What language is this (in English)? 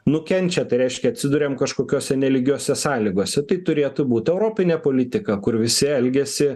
Lithuanian